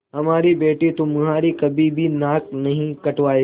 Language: Hindi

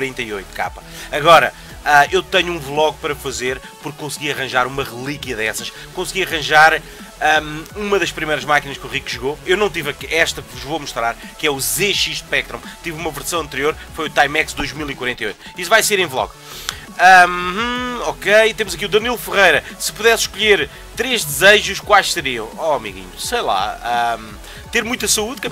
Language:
Portuguese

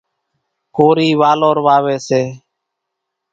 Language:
Kachi Koli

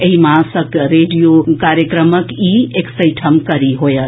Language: Maithili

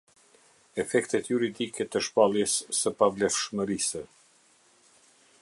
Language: Albanian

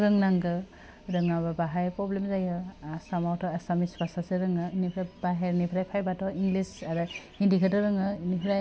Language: Bodo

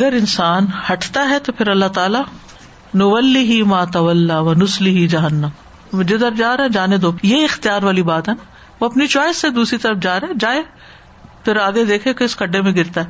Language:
Urdu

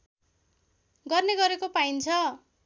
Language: Nepali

